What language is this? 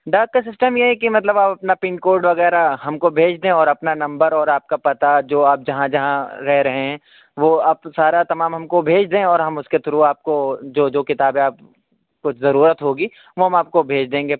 Urdu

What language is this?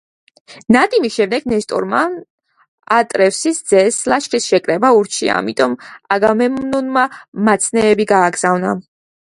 Georgian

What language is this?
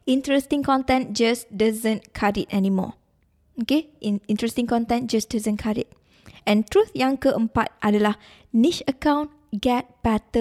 Malay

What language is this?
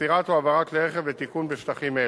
Hebrew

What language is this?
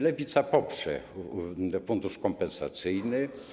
Polish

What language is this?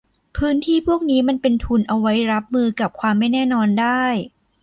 Thai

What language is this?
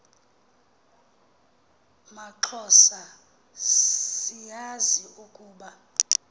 Xhosa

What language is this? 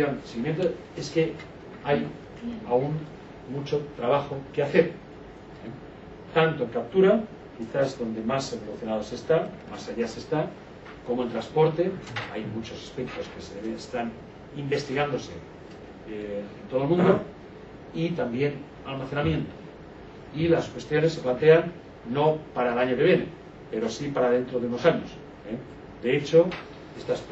Spanish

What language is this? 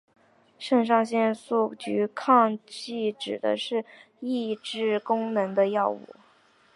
Chinese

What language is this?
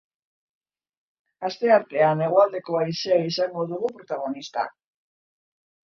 Basque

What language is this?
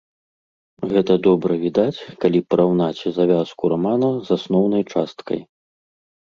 Belarusian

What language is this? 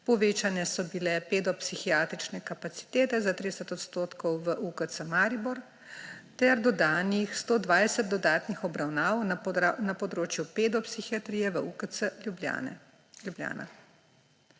Slovenian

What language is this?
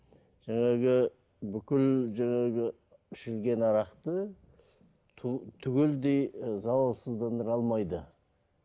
Kazakh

